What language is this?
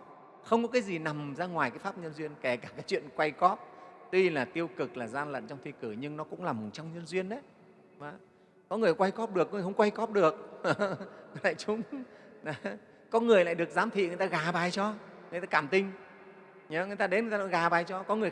Vietnamese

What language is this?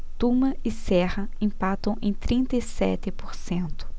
Portuguese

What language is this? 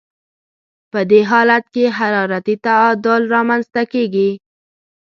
Pashto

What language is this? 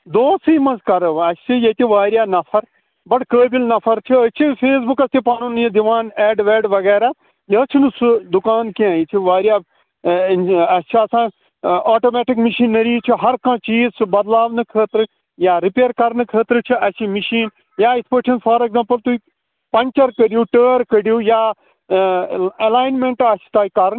Kashmiri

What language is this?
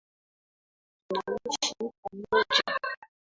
Swahili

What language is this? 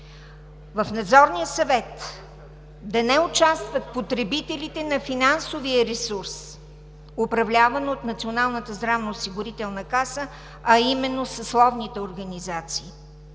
Bulgarian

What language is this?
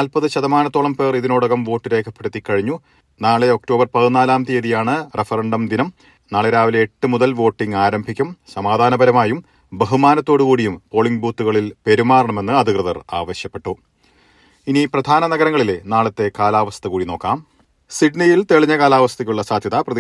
Malayalam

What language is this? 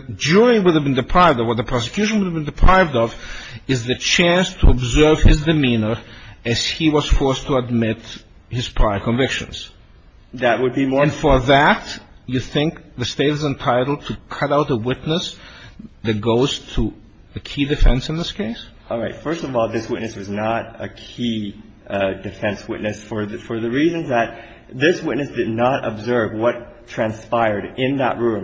English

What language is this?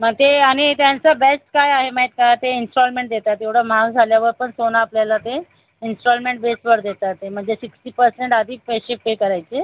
Marathi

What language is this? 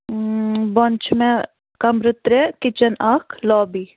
Kashmiri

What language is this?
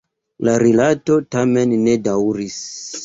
Esperanto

